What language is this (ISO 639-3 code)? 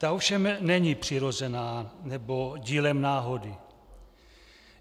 ces